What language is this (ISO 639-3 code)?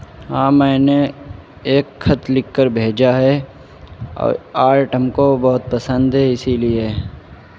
urd